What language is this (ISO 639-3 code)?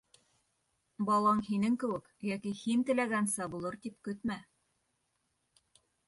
bak